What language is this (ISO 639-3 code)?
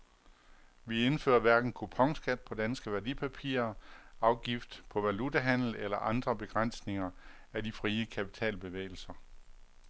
dan